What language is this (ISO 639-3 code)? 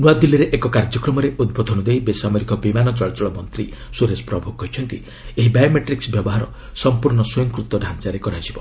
ori